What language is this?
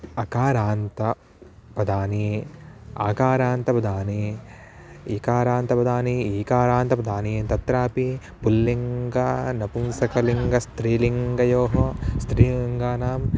Sanskrit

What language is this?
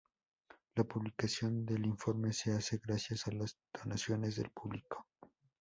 Spanish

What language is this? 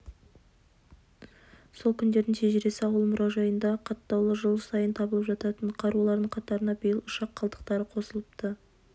Kazakh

